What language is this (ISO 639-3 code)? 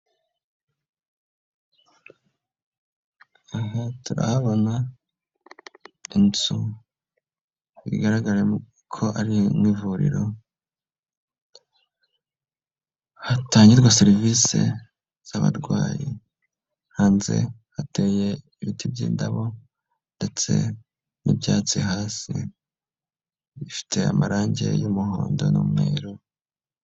kin